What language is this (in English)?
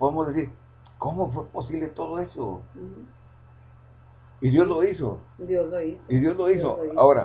Spanish